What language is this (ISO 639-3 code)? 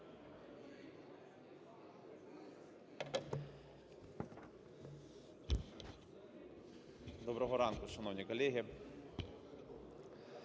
ukr